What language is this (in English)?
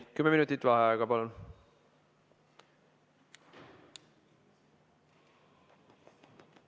Estonian